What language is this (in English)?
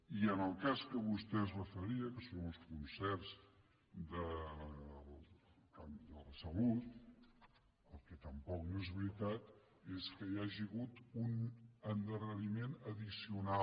Catalan